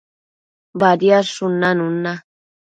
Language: Matsés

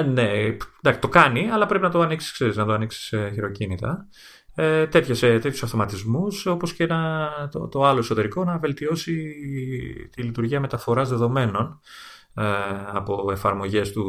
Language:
Greek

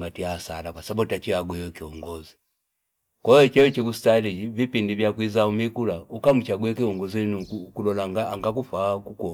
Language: Fipa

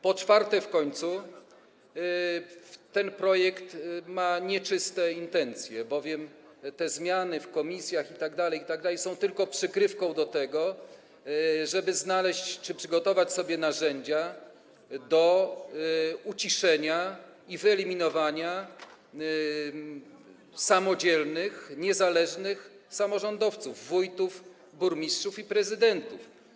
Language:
Polish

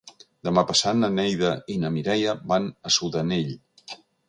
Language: Catalan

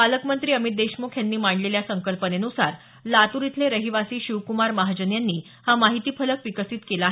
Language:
Marathi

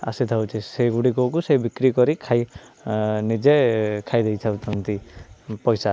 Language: Odia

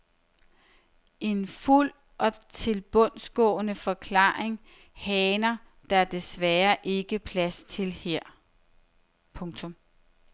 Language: Danish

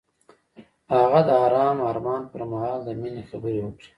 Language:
Pashto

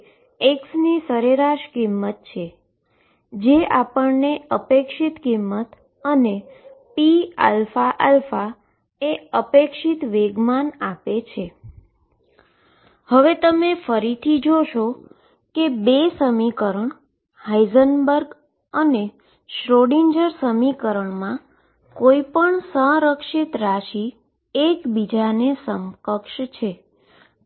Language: Gujarati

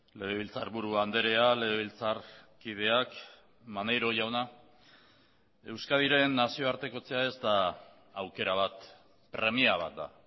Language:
Basque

